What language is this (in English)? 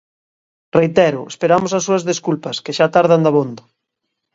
Galician